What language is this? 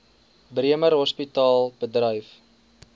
Afrikaans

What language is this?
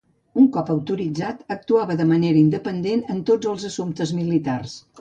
Catalan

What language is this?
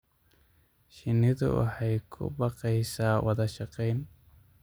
Somali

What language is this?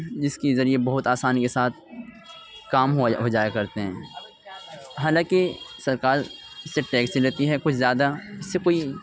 Urdu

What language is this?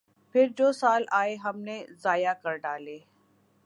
Urdu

